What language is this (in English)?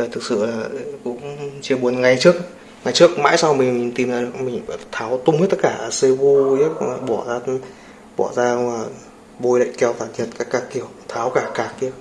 Vietnamese